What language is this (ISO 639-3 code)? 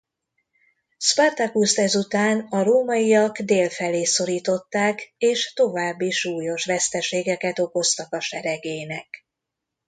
hun